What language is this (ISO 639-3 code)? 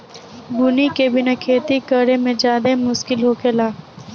bho